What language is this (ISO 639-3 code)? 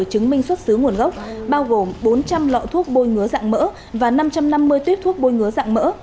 vie